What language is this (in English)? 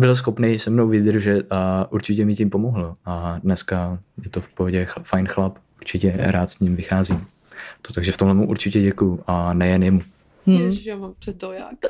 Czech